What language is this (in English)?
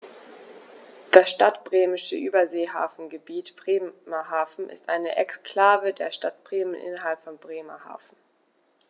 German